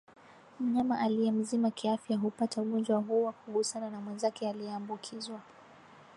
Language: Swahili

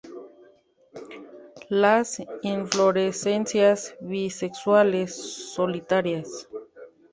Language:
Spanish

